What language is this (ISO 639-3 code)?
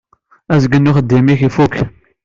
kab